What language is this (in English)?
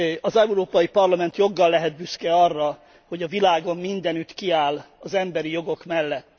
Hungarian